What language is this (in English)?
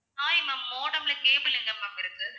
Tamil